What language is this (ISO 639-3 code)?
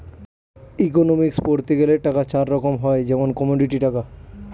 ben